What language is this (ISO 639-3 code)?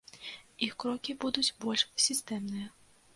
bel